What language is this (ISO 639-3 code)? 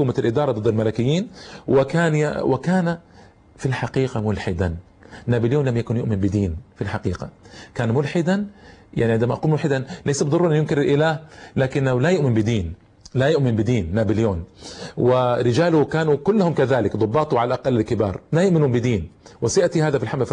ara